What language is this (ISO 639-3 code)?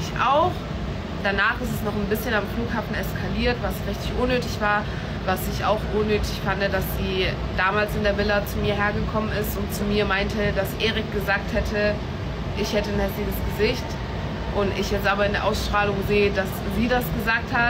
deu